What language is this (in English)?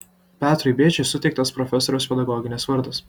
Lithuanian